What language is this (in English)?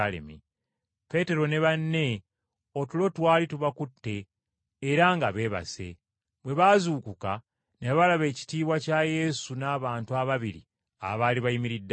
Ganda